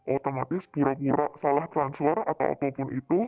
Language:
Indonesian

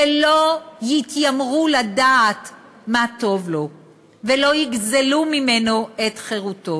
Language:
Hebrew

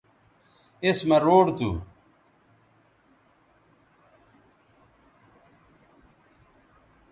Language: Bateri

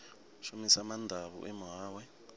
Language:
Venda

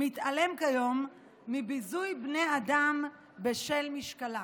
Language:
Hebrew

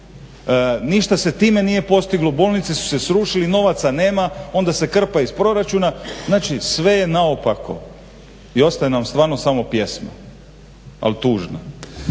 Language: Croatian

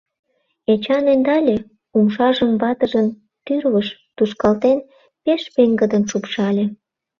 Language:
Mari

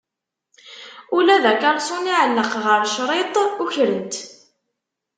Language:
Kabyle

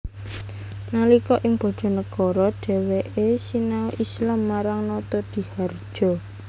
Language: Javanese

